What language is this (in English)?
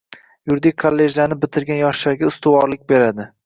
Uzbek